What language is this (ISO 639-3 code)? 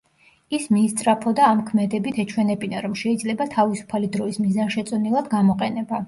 kat